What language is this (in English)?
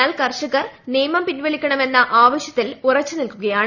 Malayalam